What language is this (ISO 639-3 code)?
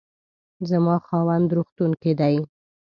pus